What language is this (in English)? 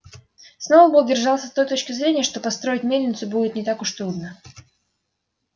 Russian